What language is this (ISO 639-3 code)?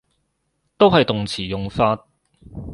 yue